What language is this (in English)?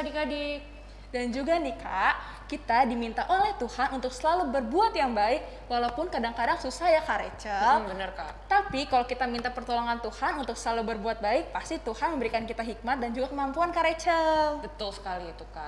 Indonesian